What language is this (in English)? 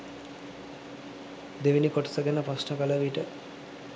Sinhala